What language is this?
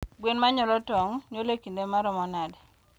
Luo (Kenya and Tanzania)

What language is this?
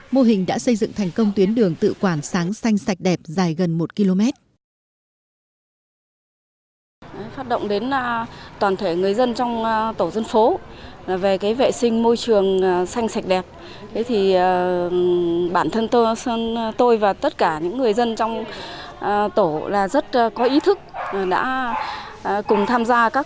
Vietnamese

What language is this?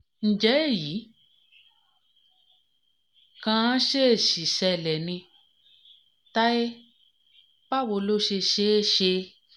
Yoruba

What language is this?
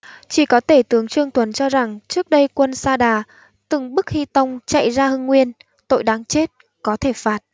Vietnamese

